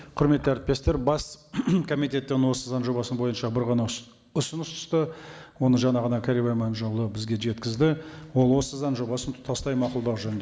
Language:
Kazakh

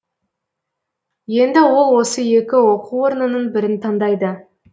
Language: Kazakh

